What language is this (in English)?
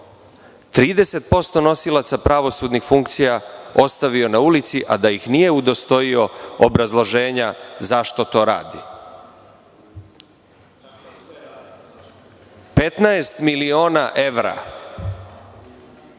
Serbian